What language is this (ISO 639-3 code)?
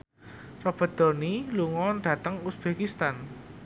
jav